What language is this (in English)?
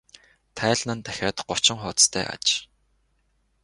Mongolian